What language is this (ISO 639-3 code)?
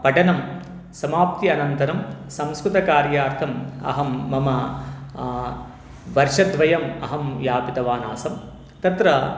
san